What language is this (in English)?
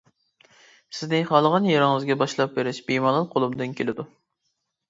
Uyghur